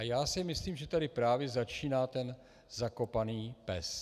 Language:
Czech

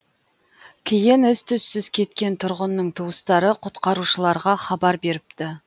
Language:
Kazakh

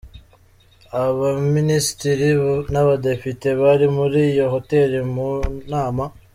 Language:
Kinyarwanda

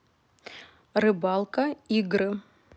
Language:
Russian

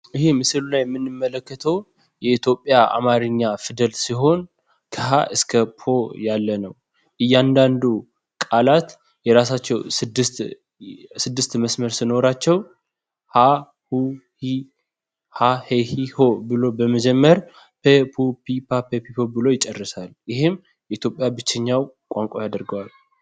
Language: Amharic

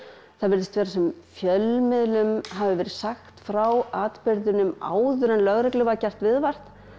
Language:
Icelandic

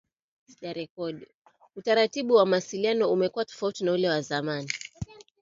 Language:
Swahili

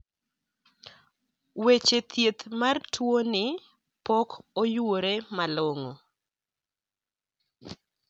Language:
Luo (Kenya and Tanzania)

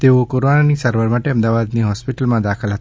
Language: Gujarati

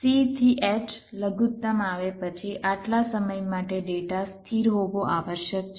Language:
Gujarati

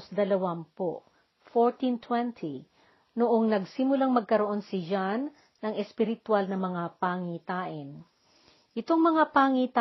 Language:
Filipino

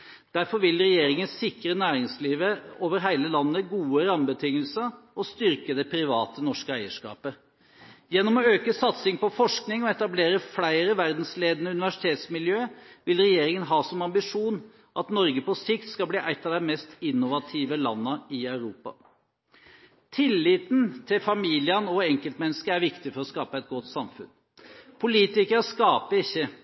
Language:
Norwegian Bokmål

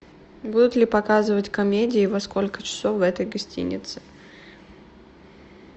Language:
Russian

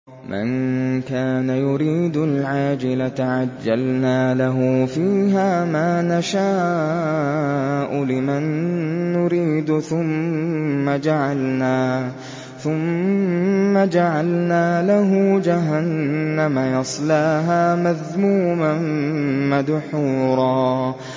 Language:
Arabic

